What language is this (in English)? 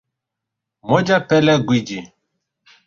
Swahili